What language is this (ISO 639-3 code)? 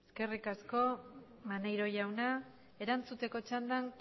eus